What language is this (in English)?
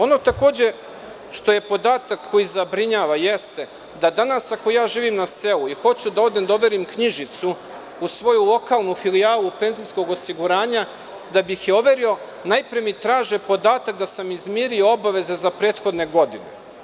Serbian